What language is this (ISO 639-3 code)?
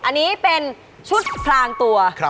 tha